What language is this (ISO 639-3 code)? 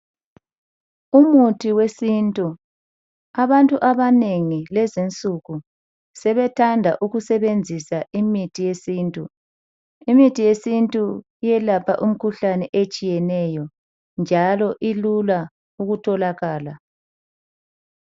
nde